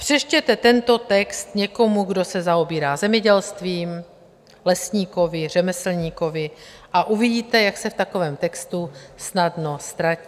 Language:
Czech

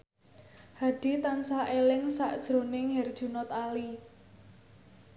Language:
Javanese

